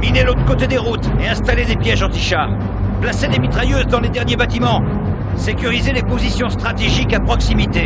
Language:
French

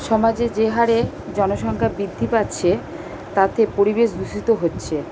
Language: Bangla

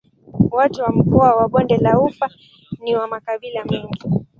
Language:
Swahili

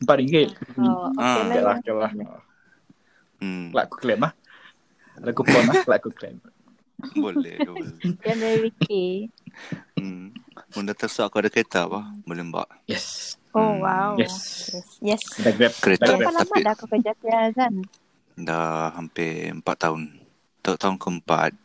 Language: Malay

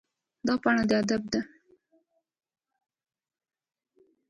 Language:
Pashto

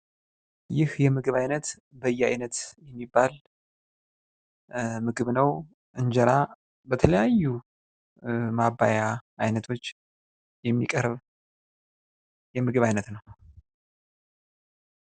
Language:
Amharic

